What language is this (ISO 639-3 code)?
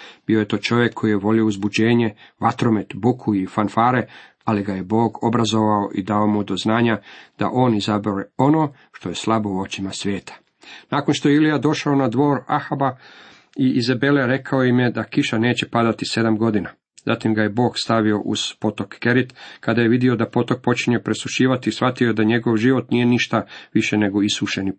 hrv